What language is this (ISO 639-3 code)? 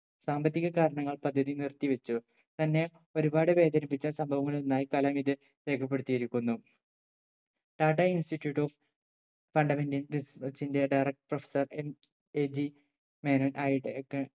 mal